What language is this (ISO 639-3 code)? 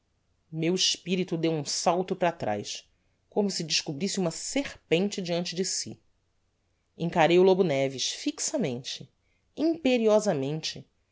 por